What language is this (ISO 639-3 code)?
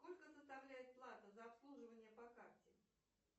rus